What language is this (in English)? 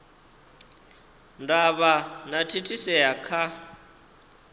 Venda